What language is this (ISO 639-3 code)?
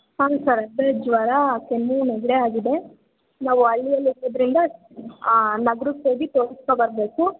kan